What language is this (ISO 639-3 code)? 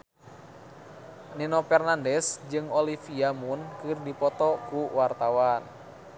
sun